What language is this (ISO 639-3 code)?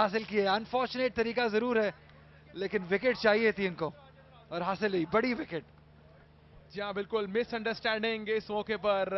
hin